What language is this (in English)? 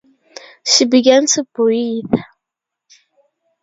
English